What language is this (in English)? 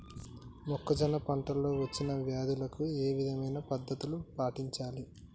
Telugu